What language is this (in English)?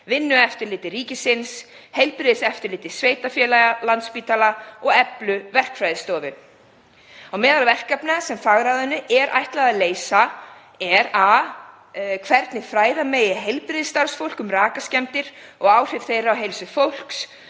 Icelandic